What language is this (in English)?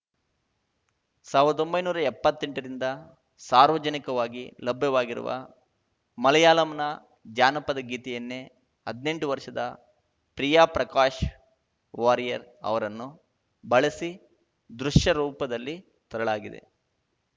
Kannada